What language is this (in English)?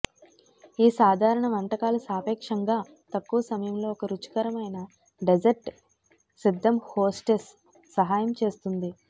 Telugu